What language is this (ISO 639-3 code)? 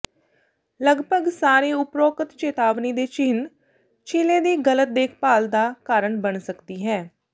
pan